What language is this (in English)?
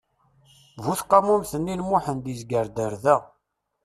Kabyle